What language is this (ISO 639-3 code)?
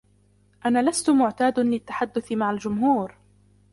ara